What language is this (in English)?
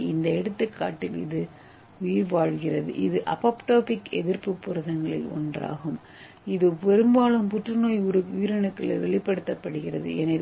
Tamil